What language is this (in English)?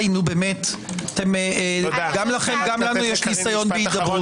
Hebrew